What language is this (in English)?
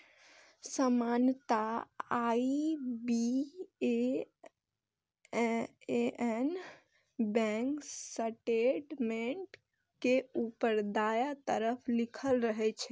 Maithili